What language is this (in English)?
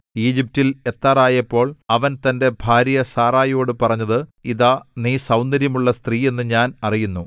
Malayalam